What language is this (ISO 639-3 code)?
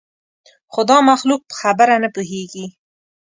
pus